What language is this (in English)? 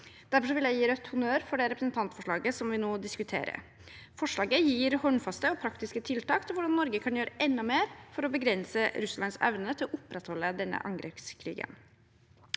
Norwegian